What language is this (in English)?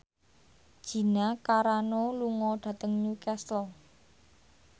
Javanese